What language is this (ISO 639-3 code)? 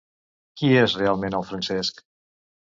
cat